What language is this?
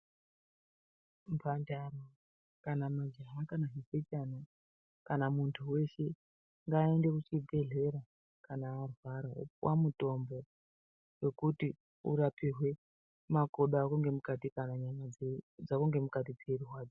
Ndau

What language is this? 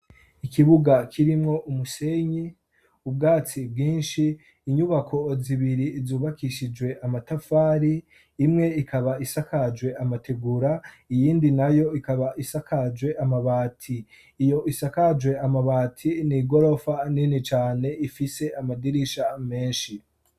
Rundi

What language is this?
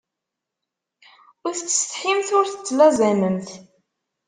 Kabyle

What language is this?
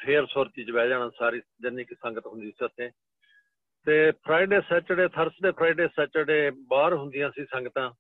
Punjabi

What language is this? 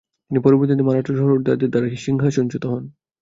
Bangla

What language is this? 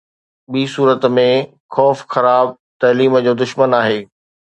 Sindhi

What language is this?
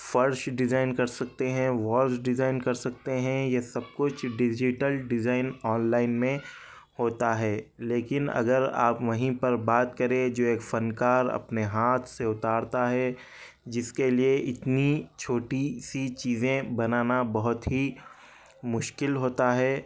Urdu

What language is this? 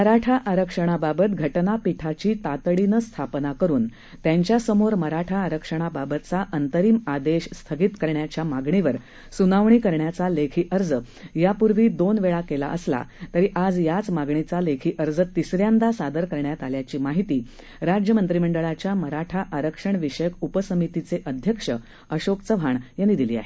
Marathi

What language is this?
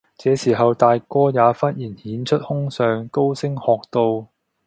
Cantonese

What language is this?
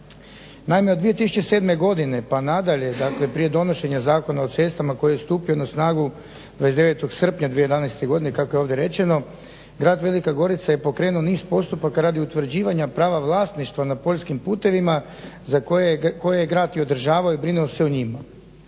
Croatian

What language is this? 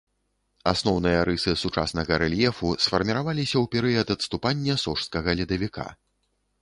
Belarusian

